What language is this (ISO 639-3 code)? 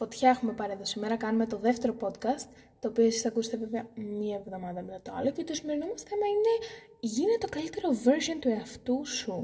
ell